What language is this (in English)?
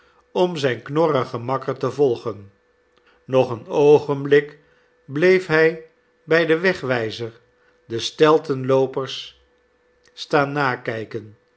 Dutch